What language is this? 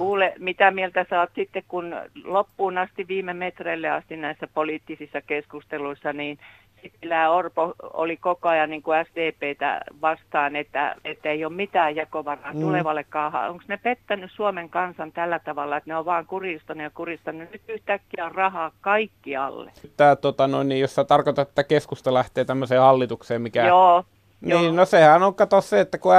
Finnish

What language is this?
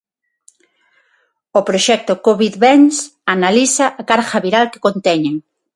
Galician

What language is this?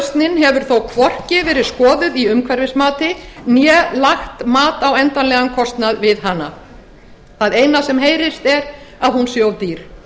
Icelandic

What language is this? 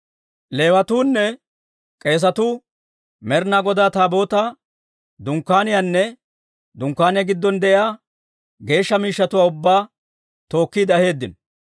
Dawro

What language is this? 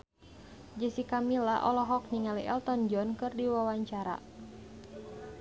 Sundanese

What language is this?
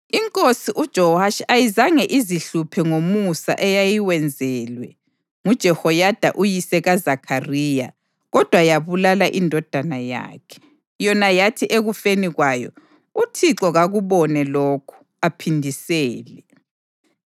North Ndebele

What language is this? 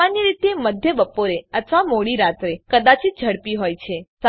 Gujarati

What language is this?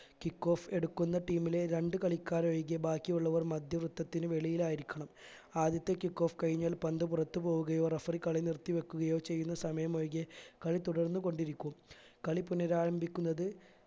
Malayalam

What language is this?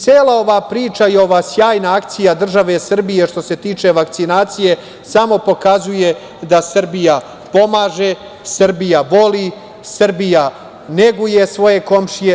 Serbian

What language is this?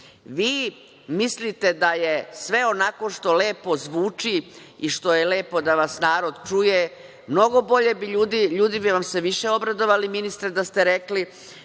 Serbian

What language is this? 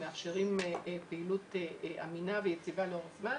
Hebrew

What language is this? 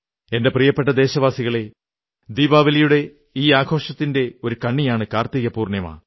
Malayalam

